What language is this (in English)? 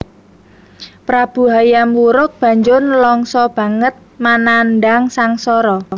Javanese